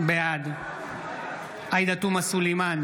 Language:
Hebrew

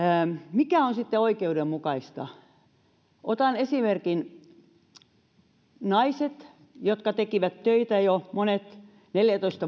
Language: Finnish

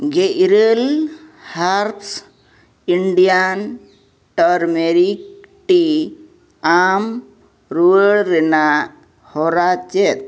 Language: Santali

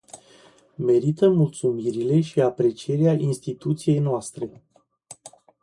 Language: Romanian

